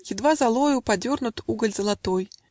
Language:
Russian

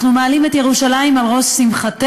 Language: Hebrew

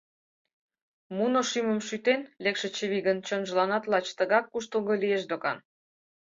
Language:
Mari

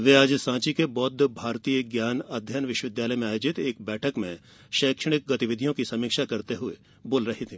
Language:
Hindi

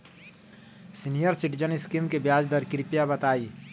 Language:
Magahi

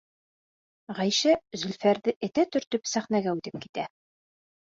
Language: Bashkir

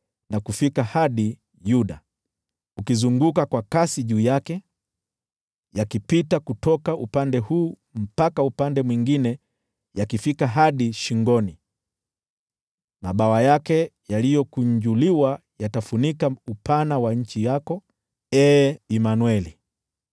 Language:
Swahili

